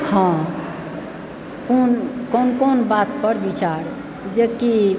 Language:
Maithili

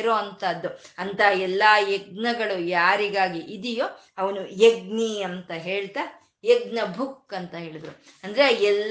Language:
Kannada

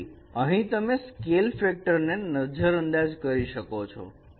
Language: Gujarati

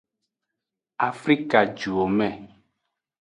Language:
Aja (Benin)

